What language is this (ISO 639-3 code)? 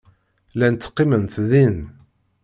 kab